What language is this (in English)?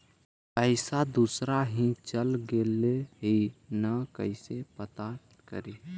Magahi